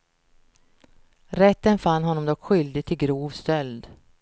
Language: Swedish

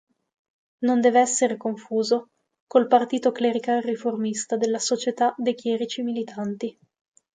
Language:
Italian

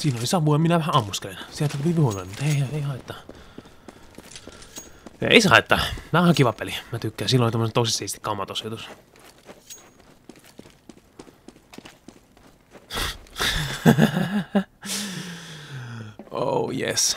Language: Finnish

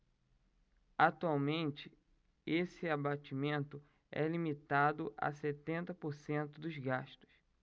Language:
Portuguese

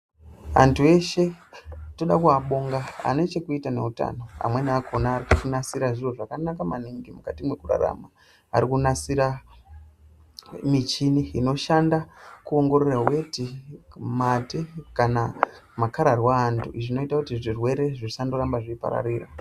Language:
Ndau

